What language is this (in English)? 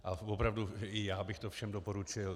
Czech